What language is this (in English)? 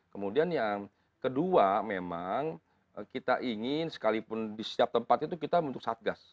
Indonesian